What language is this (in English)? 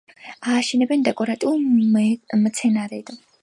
Georgian